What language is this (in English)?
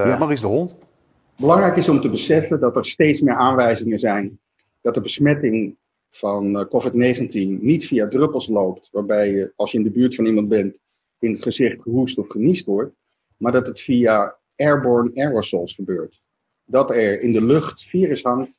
Dutch